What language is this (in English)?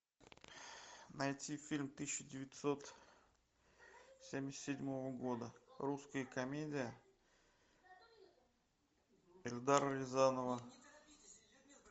Russian